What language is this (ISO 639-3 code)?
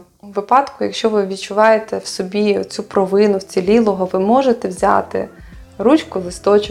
ukr